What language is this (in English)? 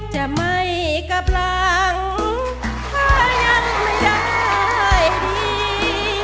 Thai